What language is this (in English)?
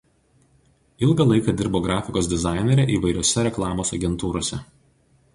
Lithuanian